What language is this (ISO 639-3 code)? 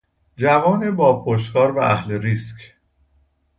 fas